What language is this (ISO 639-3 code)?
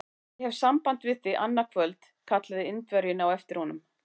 isl